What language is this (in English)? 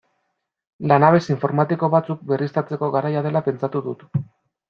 Basque